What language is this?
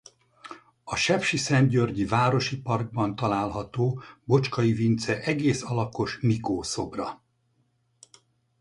Hungarian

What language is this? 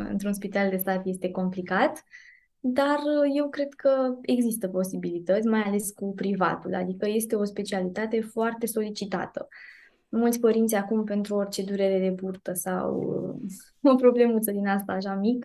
Romanian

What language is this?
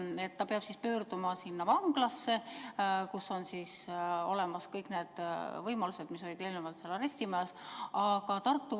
Estonian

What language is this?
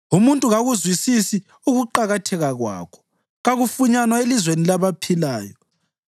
North Ndebele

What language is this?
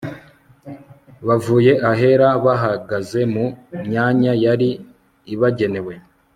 Kinyarwanda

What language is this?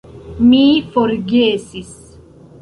Esperanto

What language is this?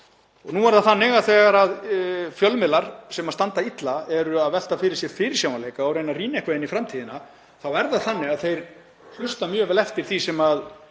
Icelandic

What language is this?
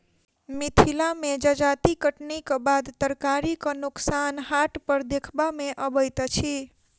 Maithili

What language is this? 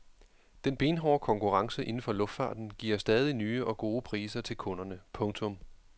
Danish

